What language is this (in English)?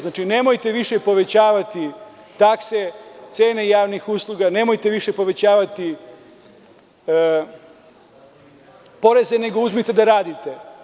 Serbian